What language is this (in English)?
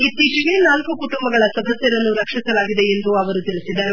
Kannada